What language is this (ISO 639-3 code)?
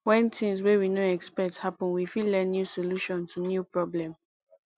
pcm